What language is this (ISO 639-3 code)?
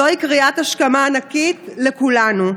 heb